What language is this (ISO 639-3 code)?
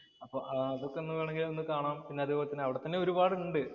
mal